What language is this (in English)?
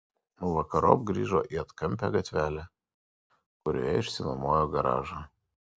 Lithuanian